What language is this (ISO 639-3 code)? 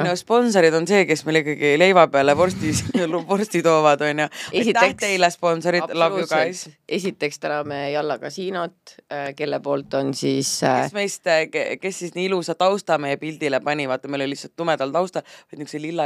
fin